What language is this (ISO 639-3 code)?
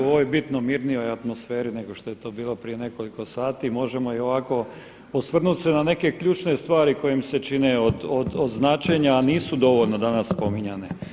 hrv